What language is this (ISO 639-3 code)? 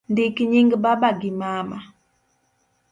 luo